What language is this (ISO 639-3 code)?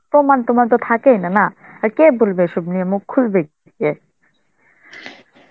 ben